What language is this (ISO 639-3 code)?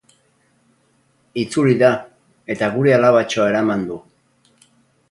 eus